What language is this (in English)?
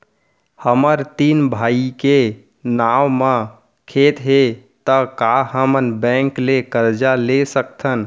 Chhattisgarhi